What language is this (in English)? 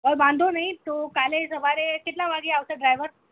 Gujarati